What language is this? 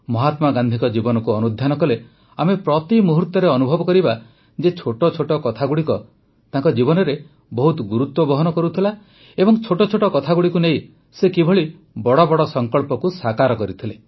Odia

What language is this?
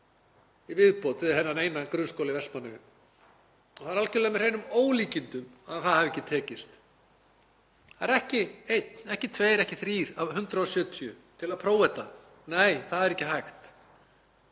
Icelandic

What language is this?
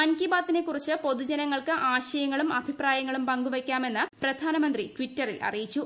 Malayalam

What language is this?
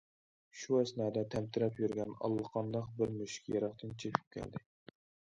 Uyghur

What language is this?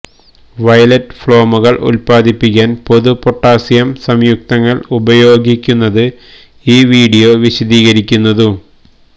Malayalam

